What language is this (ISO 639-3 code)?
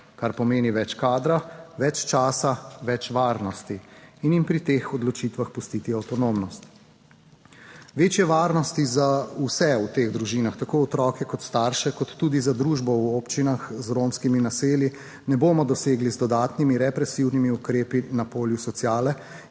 slv